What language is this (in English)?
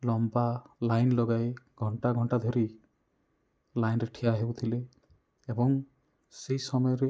Odia